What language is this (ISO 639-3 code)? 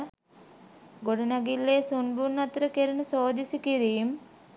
sin